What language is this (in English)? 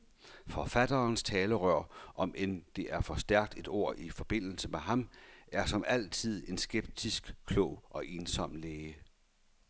Danish